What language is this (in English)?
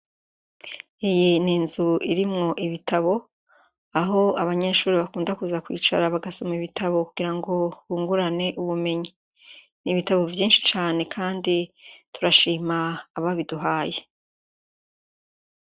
Rundi